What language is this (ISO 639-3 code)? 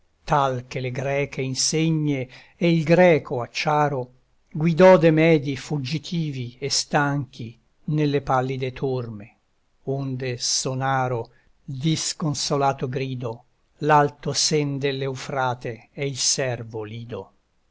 ita